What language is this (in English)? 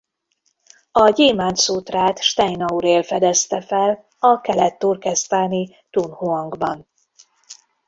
Hungarian